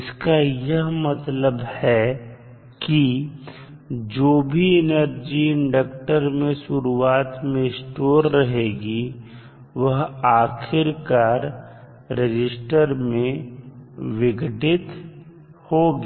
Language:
Hindi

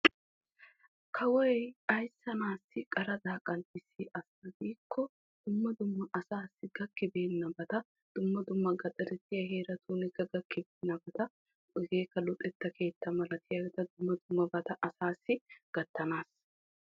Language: Wolaytta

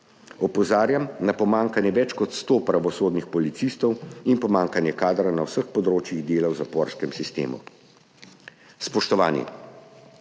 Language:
Slovenian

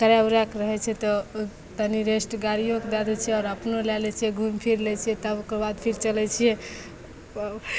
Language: Maithili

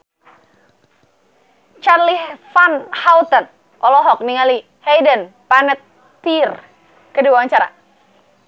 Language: Sundanese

